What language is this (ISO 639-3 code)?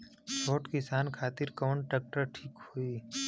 bho